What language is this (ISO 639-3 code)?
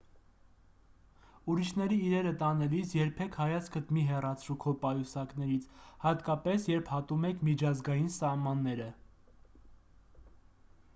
hye